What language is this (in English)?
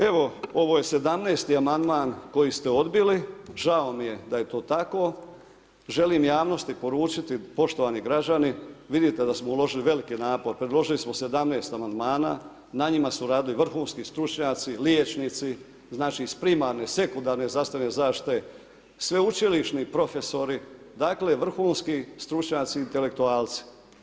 Croatian